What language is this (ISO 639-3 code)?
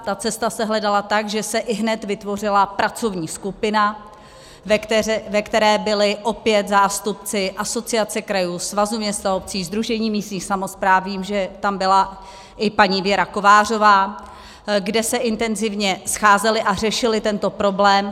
ces